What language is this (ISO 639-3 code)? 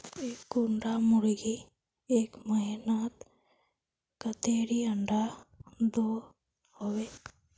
mag